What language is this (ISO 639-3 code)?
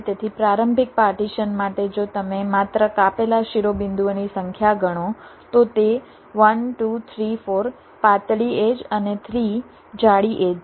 guj